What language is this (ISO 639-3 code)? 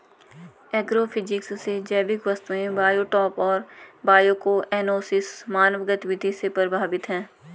hin